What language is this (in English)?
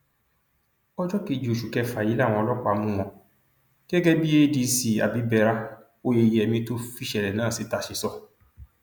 Yoruba